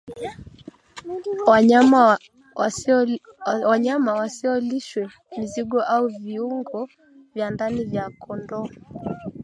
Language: Swahili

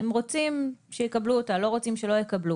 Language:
Hebrew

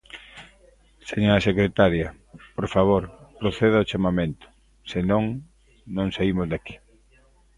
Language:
Galician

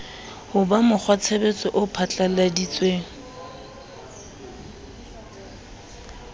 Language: Southern Sotho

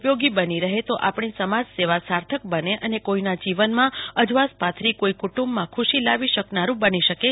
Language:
Gujarati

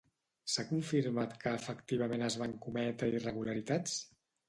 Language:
Catalan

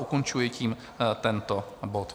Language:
Czech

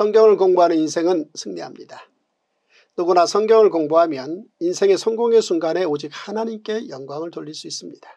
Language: Korean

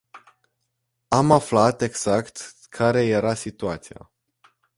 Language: Romanian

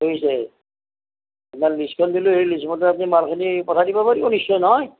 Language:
Assamese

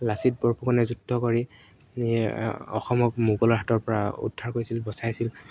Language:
Assamese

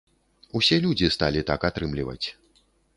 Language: Belarusian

